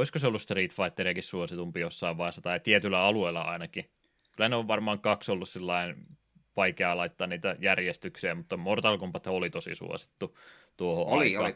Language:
Finnish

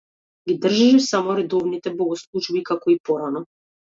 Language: Macedonian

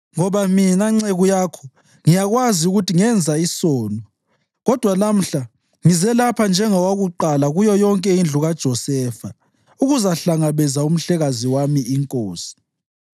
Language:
North Ndebele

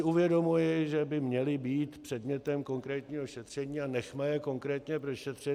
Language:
Czech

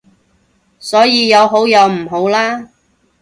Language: Cantonese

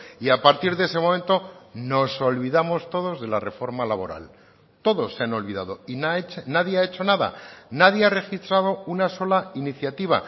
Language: Spanish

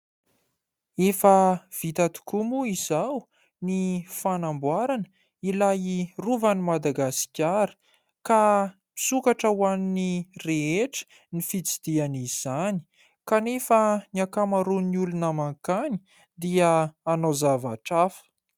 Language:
Malagasy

